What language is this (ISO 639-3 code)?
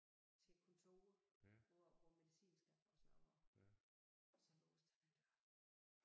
dan